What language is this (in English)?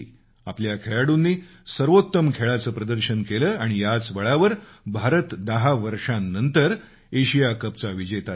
Marathi